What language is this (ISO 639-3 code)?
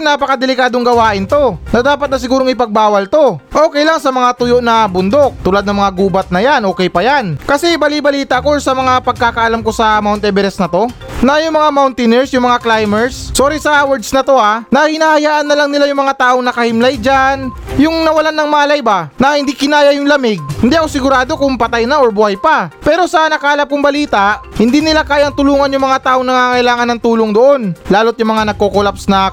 fil